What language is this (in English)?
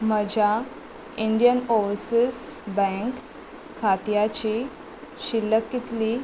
Konkani